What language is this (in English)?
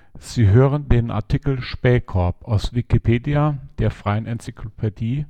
German